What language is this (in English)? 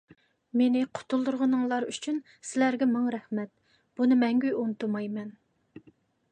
Uyghur